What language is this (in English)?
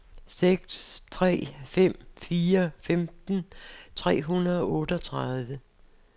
Danish